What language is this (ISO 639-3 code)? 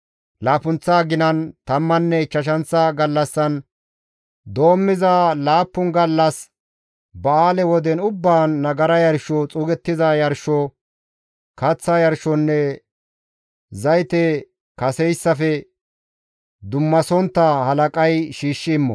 gmv